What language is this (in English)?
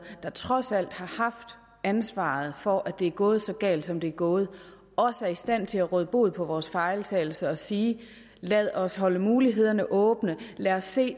Danish